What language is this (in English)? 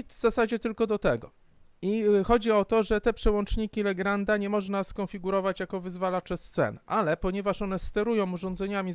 Polish